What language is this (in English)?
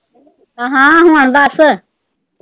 Punjabi